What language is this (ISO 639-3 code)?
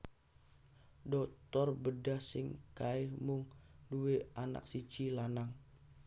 jav